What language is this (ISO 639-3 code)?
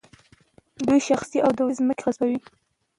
pus